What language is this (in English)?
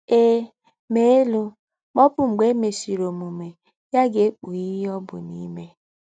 Igbo